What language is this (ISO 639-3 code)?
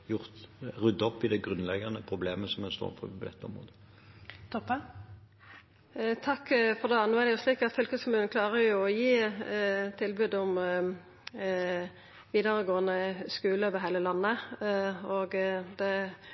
nor